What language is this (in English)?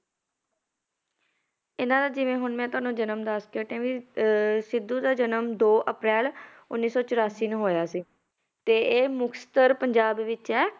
Punjabi